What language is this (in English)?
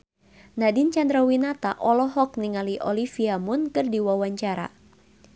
Sundanese